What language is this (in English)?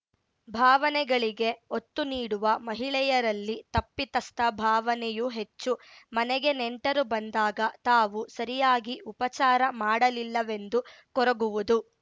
Kannada